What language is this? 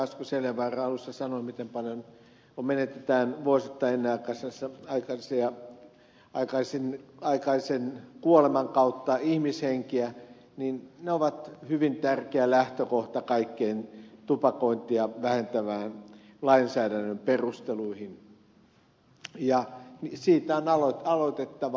Finnish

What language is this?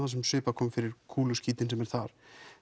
Icelandic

